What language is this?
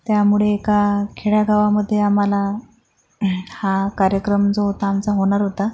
Marathi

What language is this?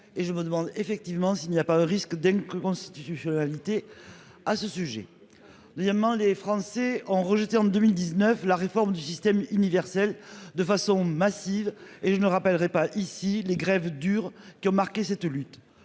French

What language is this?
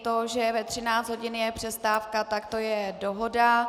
Czech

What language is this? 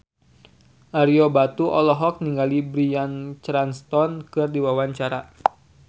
Sundanese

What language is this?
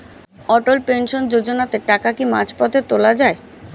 Bangla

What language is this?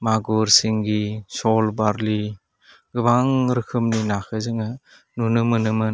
Bodo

